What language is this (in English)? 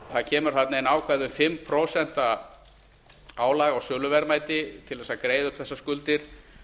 Icelandic